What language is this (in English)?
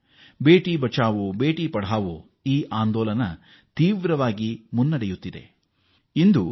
Kannada